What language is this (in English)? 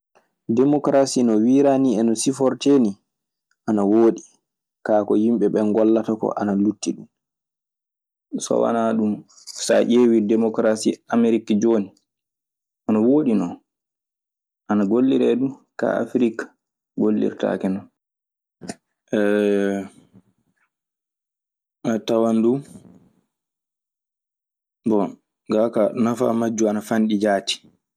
Maasina Fulfulde